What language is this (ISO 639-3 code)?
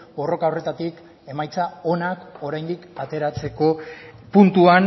eus